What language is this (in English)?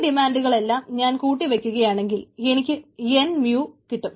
Malayalam